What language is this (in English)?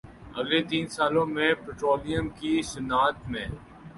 Urdu